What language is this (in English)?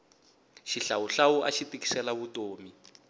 Tsonga